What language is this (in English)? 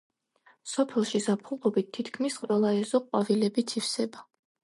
Georgian